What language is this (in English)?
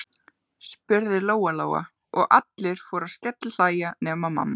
Icelandic